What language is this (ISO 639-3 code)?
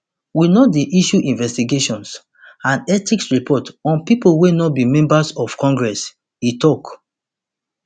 pcm